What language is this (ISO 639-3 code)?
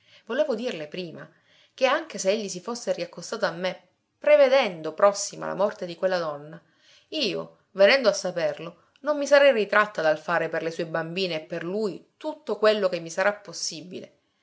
ita